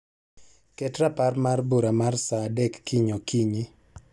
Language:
Luo (Kenya and Tanzania)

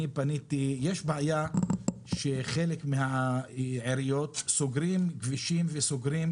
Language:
Hebrew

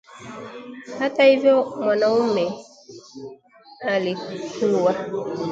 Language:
Swahili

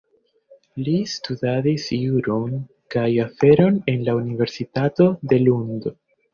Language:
Esperanto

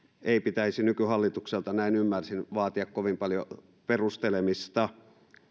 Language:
Finnish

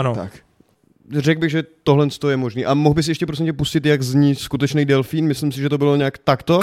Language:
Czech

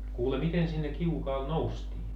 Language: Finnish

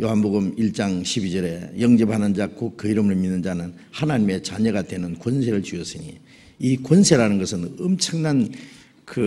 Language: Korean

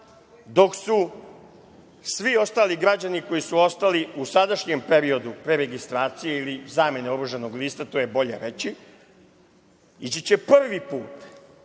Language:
Serbian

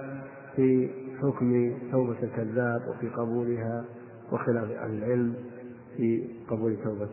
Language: Arabic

